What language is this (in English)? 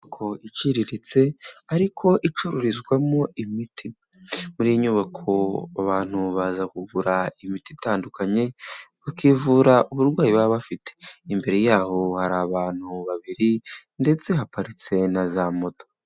Kinyarwanda